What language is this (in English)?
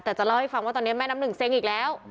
Thai